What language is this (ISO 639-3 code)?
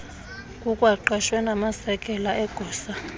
xho